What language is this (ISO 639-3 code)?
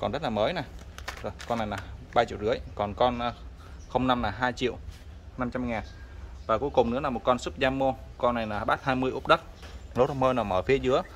vie